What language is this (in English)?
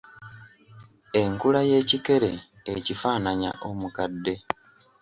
Ganda